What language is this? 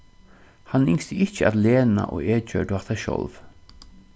Faroese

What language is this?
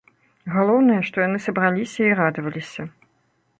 Belarusian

